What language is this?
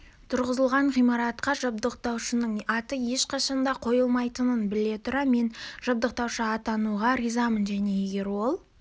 Kazakh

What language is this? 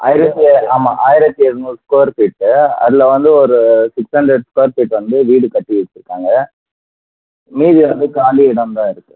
Tamil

